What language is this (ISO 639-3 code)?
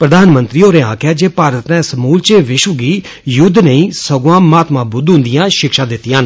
doi